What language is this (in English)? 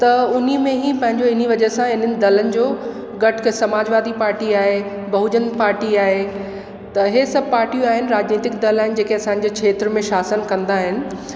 Sindhi